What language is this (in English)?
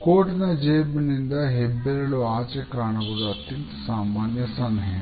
Kannada